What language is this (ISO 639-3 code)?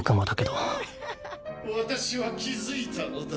jpn